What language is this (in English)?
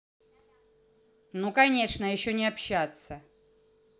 Russian